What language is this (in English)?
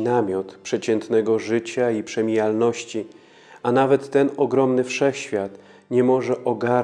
Polish